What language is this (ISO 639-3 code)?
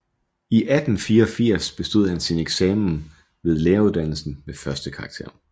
dan